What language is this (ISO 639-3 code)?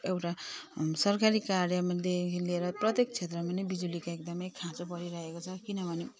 nep